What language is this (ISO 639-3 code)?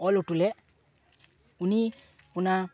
sat